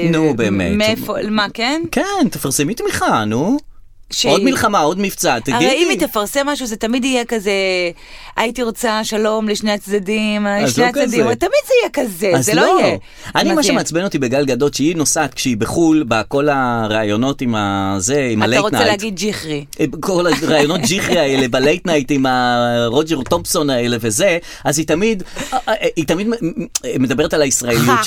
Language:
Hebrew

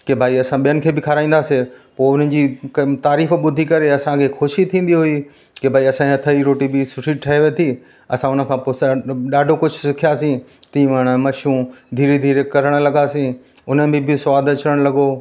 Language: Sindhi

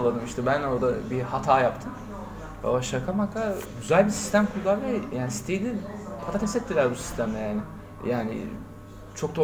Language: Turkish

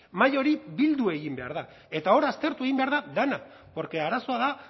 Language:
Basque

